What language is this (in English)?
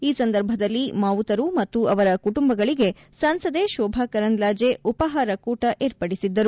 Kannada